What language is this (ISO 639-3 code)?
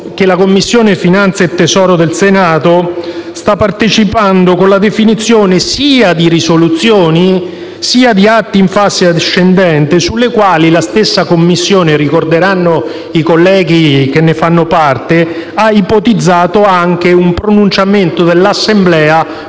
ita